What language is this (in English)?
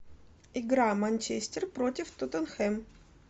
Russian